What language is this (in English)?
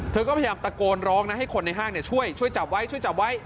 Thai